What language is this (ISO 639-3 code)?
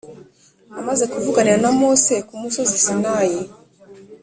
kin